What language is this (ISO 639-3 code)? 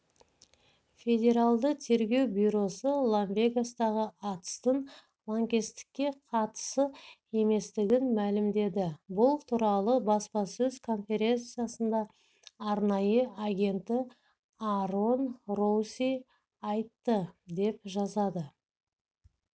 kaz